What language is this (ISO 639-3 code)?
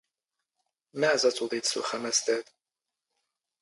zgh